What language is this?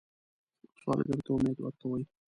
Pashto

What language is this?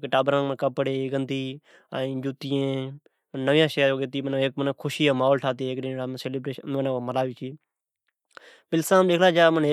Od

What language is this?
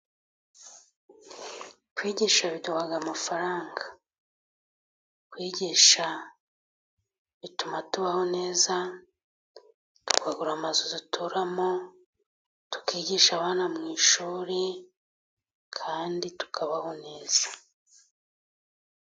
Kinyarwanda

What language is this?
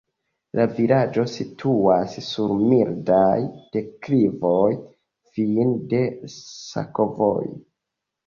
Esperanto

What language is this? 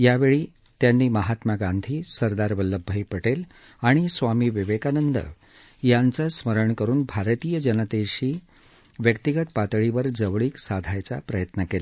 Marathi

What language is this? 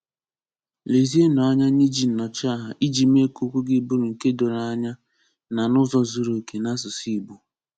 Igbo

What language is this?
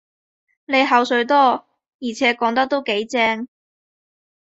Cantonese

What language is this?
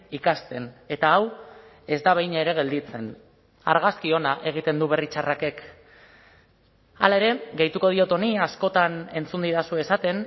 Basque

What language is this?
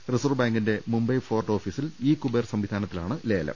Malayalam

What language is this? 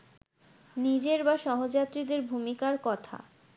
Bangla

